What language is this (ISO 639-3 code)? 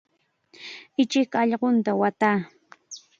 qxa